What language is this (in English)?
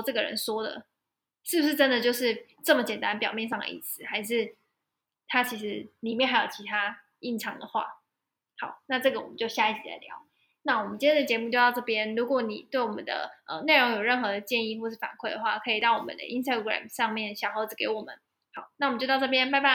Chinese